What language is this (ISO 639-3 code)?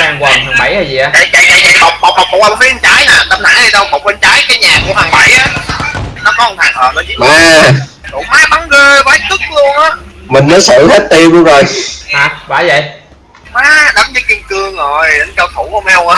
vie